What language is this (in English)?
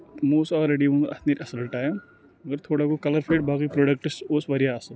Kashmiri